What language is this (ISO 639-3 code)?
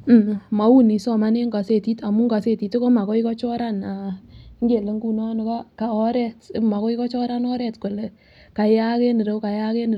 kln